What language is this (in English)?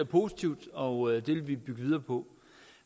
Danish